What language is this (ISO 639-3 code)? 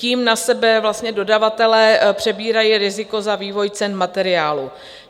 ces